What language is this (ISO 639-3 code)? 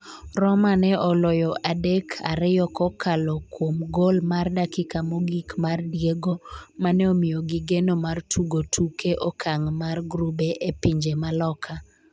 luo